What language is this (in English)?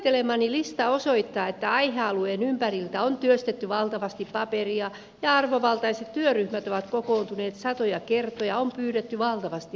Finnish